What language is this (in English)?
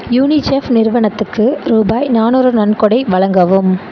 Tamil